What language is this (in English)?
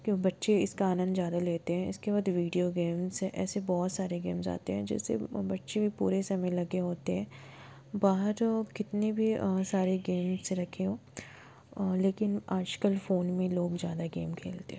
Hindi